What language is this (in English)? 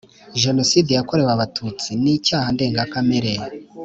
Kinyarwanda